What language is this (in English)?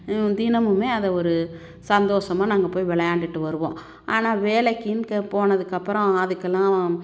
Tamil